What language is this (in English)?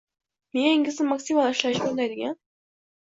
Uzbek